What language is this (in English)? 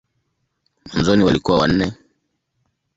Swahili